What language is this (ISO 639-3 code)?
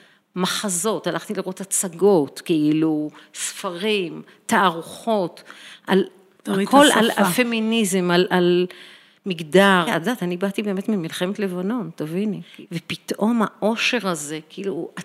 heb